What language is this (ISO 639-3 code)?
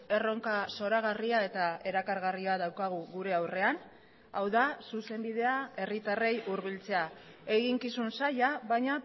eus